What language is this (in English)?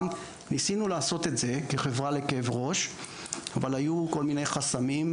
Hebrew